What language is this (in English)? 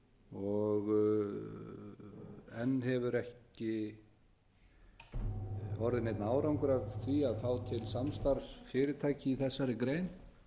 Icelandic